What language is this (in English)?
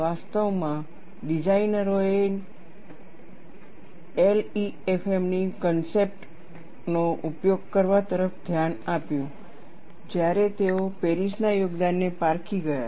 Gujarati